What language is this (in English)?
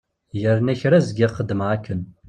Kabyle